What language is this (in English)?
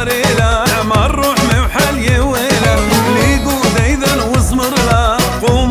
Romanian